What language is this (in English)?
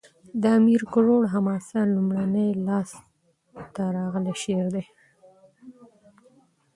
Pashto